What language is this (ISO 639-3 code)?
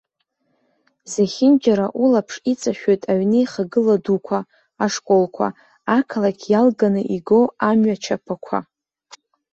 abk